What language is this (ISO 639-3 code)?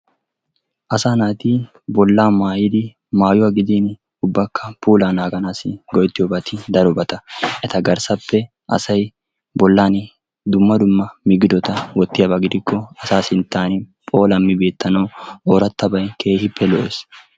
wal